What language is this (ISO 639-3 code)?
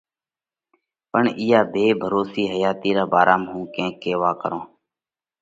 kvx